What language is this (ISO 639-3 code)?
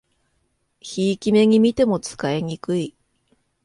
jpn